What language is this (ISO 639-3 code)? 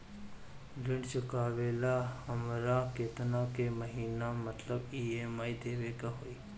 bho